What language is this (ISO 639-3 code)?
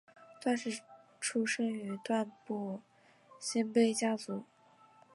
zho